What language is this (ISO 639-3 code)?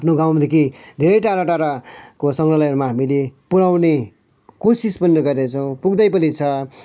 nep